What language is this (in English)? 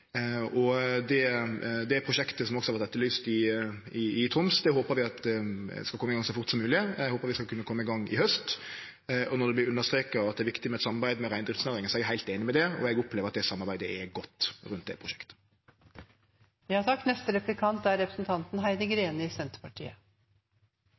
Norwegian